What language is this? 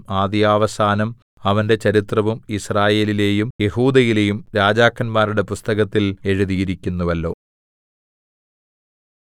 Malayalam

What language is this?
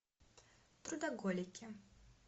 Russian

